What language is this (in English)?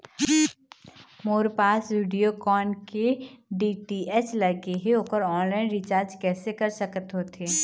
Chhattisgarhi